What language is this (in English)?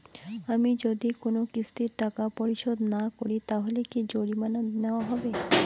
Bangla